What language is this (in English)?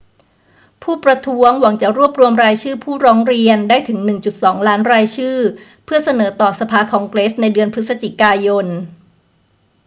Thai